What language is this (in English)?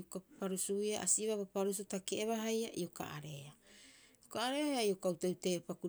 Rapoisi